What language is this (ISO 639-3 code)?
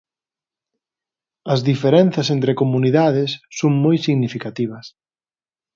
glg